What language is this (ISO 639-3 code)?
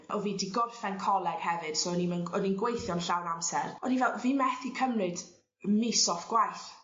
cym